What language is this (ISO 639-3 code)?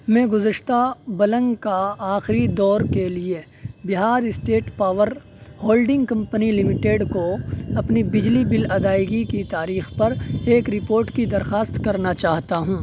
urd